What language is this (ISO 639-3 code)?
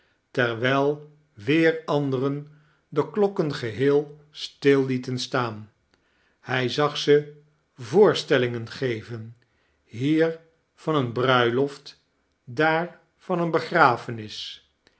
nld